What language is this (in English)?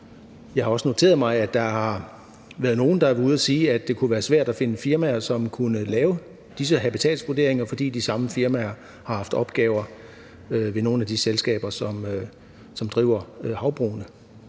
Danish